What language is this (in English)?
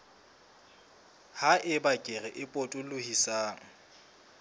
Southern Sotho